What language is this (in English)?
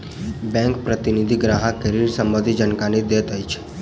Maithili